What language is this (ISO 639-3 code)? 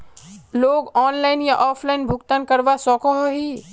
mag